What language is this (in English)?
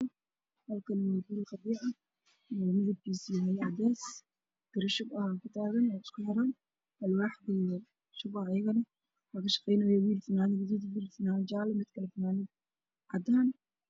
Somali